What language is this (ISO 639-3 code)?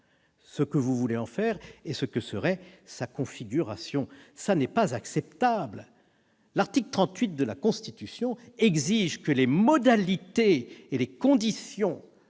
fra